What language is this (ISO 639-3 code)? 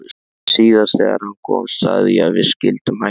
isl